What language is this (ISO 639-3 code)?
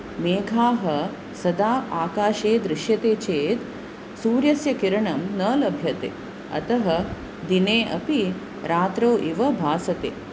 san